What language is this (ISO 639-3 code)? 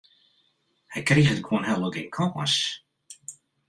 fry